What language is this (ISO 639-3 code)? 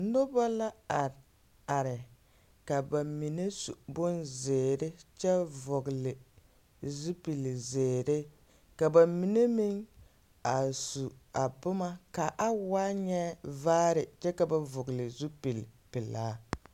dga